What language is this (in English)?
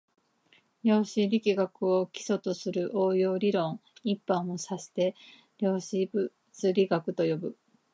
Japanese